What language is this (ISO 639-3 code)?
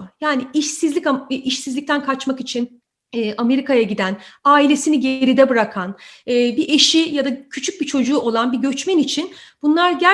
tur